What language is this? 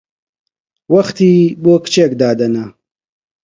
Central Kurdish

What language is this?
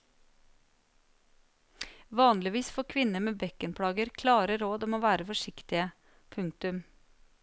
Norwegian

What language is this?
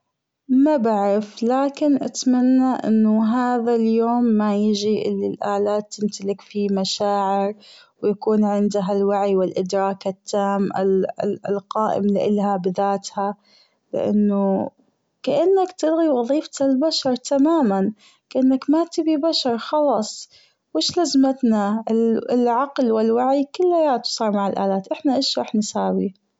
Gulf Arabic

